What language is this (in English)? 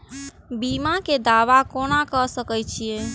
Maithili